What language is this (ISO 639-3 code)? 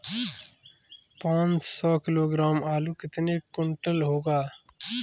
hin